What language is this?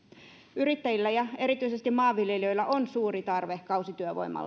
Finnish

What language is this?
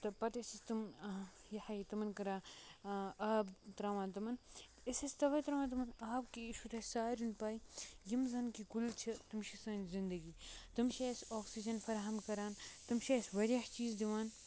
Kashmiri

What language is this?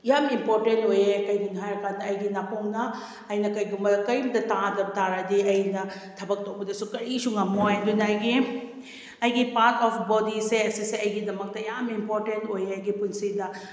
Manipuri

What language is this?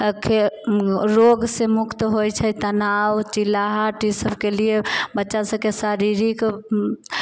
Maithili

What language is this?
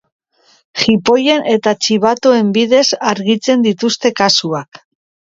Basque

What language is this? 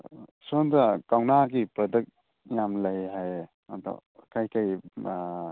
Manipuri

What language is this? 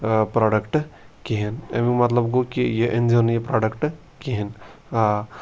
Kashmiri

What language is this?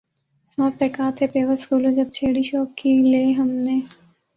Urdu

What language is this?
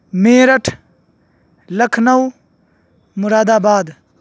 Urdu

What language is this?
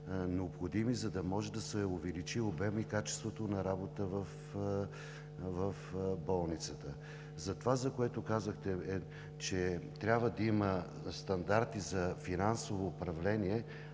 Bulgarian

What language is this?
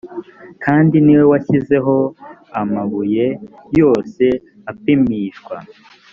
Kinyarwanda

